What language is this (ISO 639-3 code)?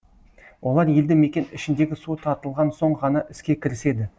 kaz